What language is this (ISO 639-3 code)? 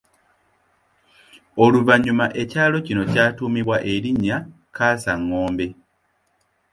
lug